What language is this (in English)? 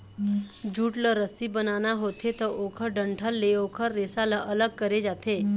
Chhattisgarhi